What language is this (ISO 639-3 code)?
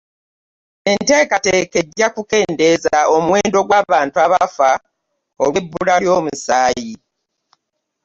lug